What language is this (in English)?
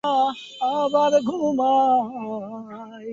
Bangla